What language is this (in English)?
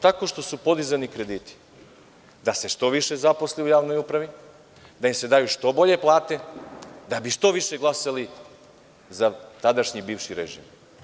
Serbian